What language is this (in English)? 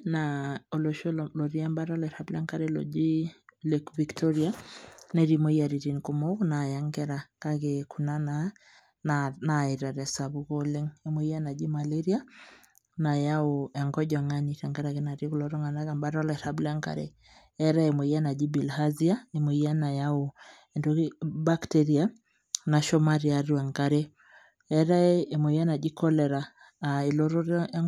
Masai